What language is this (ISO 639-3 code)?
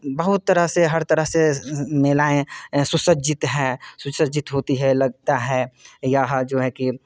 hin